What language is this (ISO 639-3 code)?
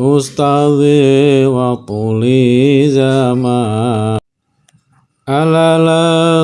ind